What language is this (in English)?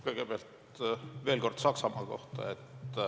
Estonian